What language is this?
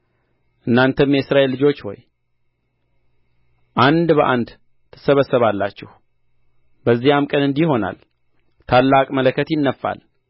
Amharic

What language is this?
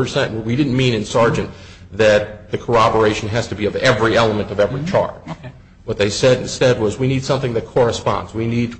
English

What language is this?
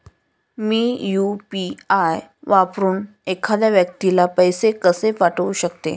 Marathi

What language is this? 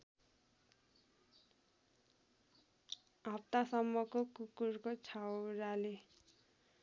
Nepali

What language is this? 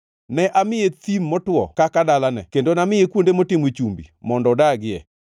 Luo (Kenya and Tanzania)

